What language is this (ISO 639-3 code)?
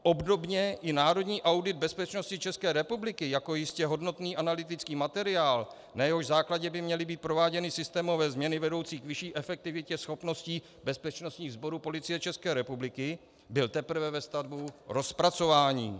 ces